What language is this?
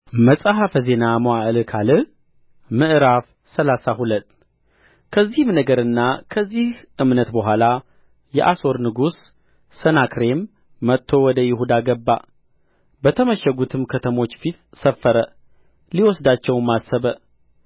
Amharic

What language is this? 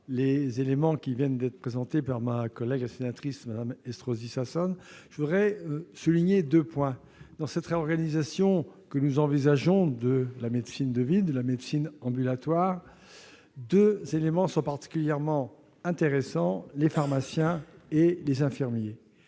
French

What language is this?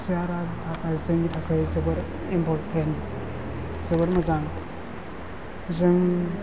Bodo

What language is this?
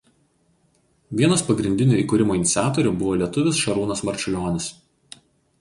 Lithuanian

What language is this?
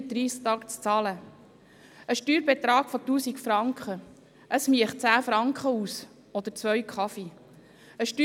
Swiss German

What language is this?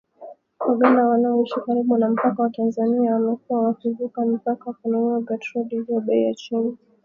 Swahili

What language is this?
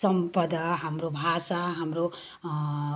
Nepali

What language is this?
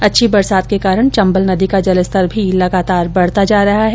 Hindi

